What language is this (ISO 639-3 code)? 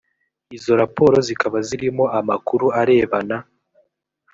kin